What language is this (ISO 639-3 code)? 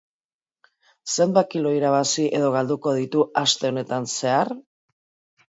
eus